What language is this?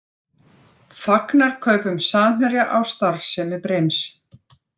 Icelandic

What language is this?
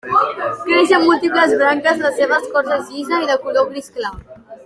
Catalan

